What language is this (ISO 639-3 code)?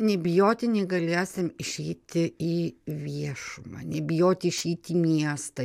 lit